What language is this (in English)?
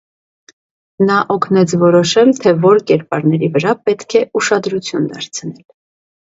Armenian